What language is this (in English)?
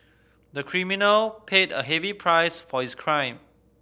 English